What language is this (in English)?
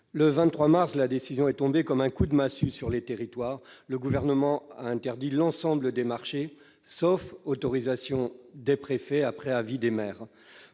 French